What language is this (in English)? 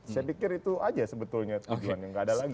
Indonesian